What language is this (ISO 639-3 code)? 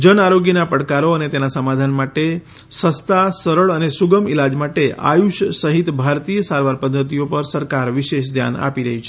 guj